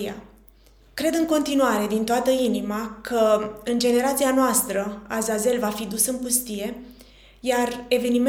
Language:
Romanian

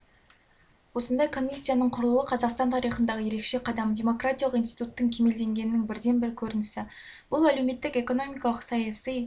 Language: Kazakh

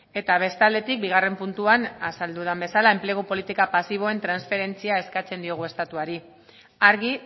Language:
Basque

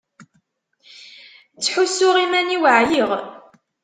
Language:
Kabyle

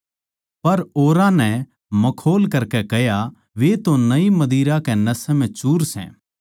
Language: Haryanvi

